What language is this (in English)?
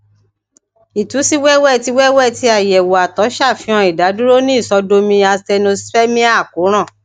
Yoruba